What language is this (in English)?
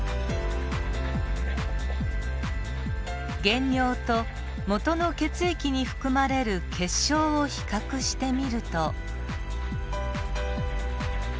Japanese